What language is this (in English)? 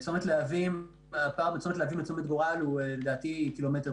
Hebrew